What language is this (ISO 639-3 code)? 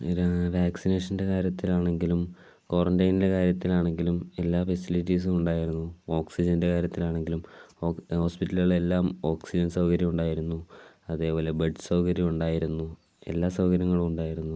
mal